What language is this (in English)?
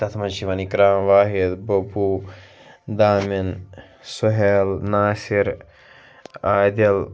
Kashmiri